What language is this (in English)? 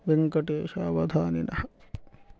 Sanskrit